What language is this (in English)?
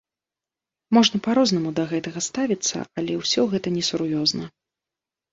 Belarusian